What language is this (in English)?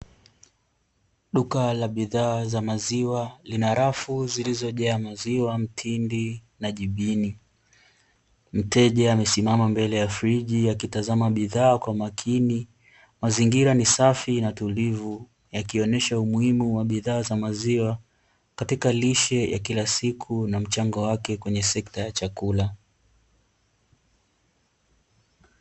Swahili